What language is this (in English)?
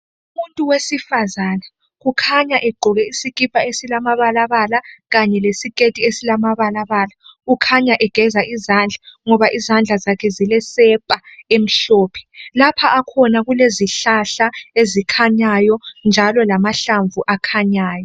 North Ndebele